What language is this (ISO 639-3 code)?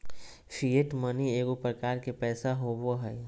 mag